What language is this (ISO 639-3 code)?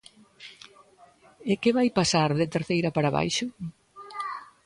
glg